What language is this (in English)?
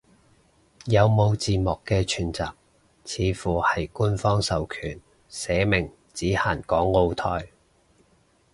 Cantonese